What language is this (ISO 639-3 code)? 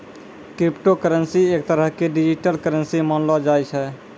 mai